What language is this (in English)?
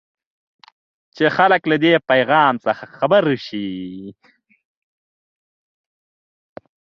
Pashto